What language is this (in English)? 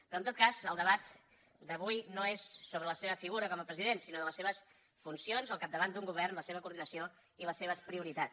Catalan